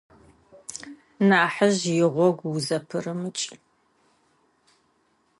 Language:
Adyghe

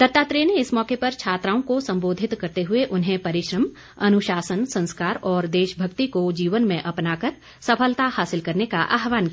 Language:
Hindi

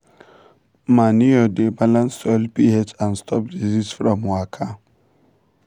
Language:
Nigerian Pidgin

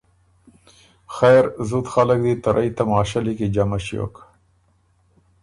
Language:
Ormuri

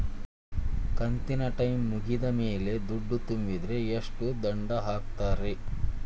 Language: Kannada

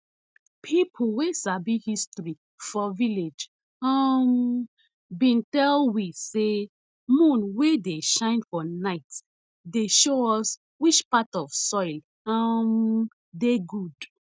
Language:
Nigerian Pidgin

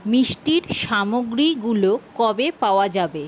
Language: Bangla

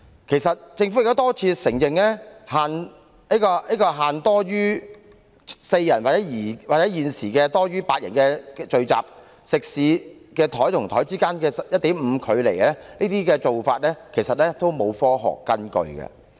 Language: Cantonese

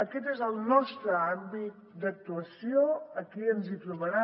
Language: Catalan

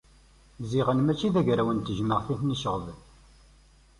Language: Kabyle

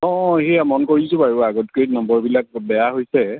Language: Assamese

